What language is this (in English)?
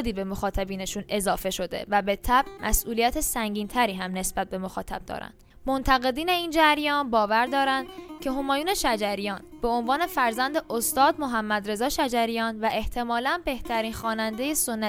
Persian